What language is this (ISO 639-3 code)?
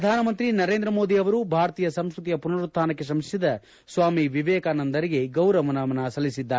kan